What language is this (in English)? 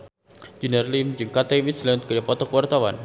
Sundanese